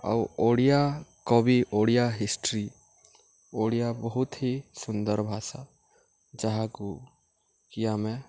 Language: Odia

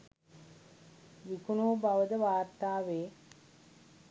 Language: Sinhala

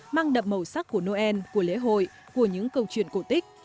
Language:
Vietnamese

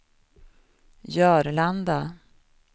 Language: Swedish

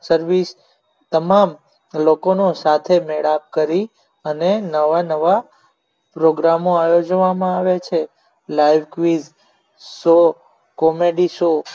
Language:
Gujarati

